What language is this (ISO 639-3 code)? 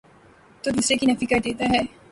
urd